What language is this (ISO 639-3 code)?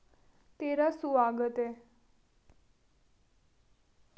doi